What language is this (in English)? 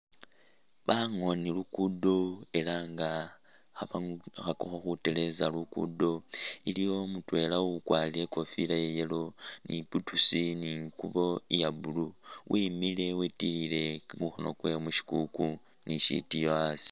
Masaaba